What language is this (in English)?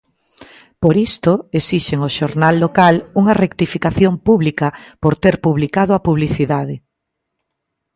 Galician